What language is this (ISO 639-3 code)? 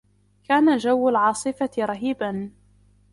ara